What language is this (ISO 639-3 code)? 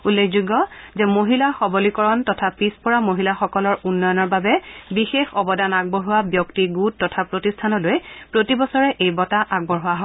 asm